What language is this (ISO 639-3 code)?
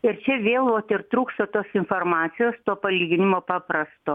lit